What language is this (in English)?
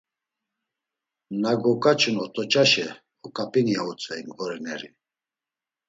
Laz